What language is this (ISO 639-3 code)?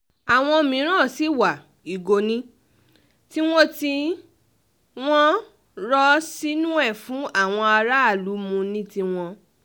yor